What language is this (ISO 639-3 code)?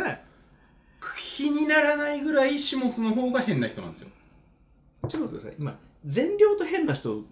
jpn